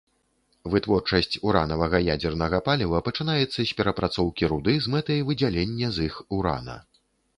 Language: Belarusian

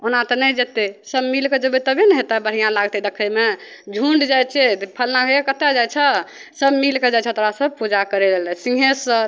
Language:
Maithili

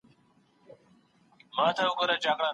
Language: Pashto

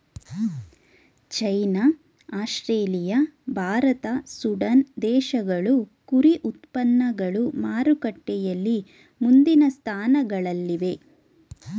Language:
Kannada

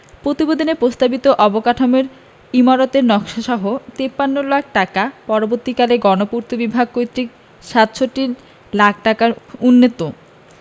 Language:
Bangla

